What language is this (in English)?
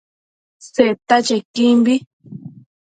Matsés